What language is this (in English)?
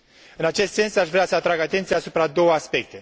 Romanian